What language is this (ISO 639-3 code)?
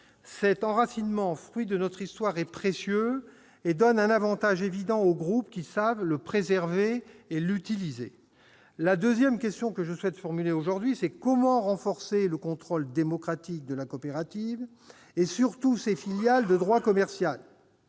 fra